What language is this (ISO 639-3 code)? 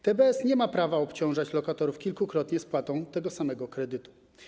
pol